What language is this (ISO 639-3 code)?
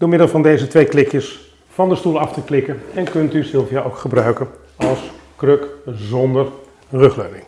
nld